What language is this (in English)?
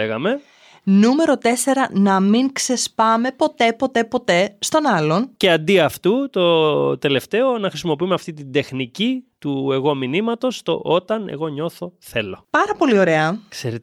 Greek